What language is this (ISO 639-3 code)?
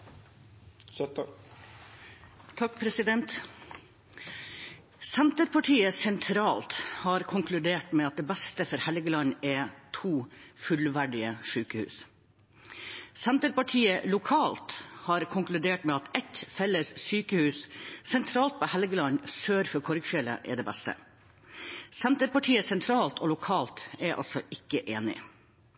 nor